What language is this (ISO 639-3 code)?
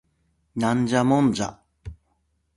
jpn